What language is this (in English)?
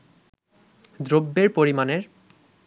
Bangla